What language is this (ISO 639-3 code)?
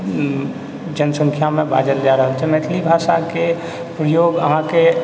mai